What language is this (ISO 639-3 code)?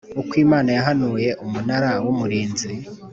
kin